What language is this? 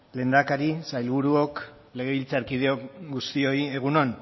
Basque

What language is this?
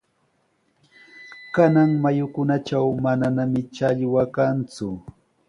Sihuas Ancash Quechua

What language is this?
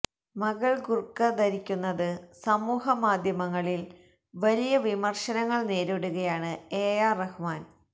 Malayalam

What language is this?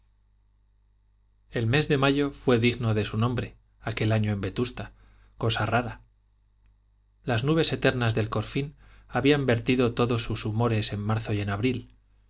Spanish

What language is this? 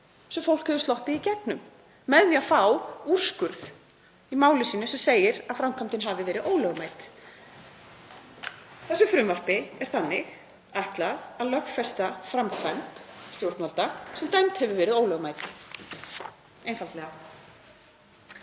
Icelandic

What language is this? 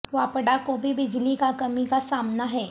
Urdu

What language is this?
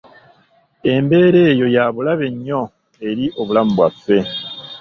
Ganda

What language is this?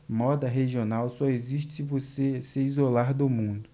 Portuguese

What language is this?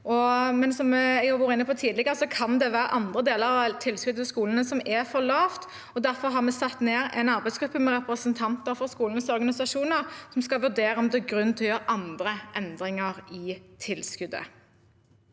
Norwegian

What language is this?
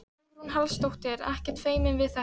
Icelandic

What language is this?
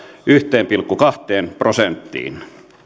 Finnish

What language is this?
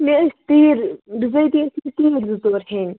Kashmiri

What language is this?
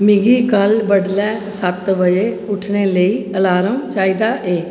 Dogri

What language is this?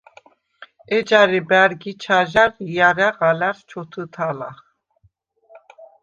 Svan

